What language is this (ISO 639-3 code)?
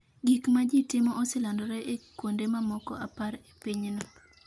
luo